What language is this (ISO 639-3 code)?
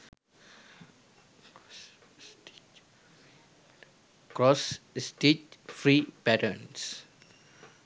sin